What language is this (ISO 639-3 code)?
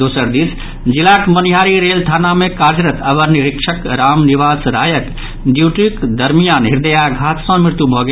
mai